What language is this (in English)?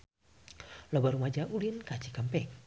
Sundanese